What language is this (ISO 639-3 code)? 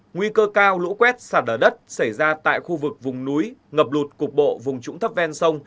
vie